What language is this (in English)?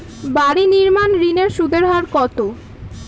Bangla